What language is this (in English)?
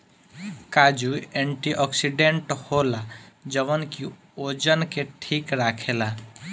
Bhojpuri